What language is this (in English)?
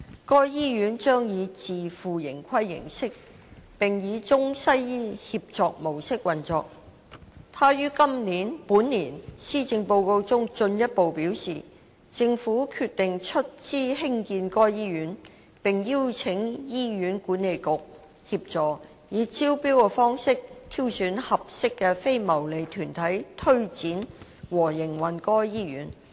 Cantonese